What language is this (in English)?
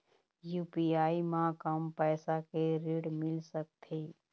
Chhattisgarhi